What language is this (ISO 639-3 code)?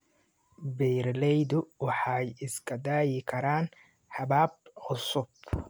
som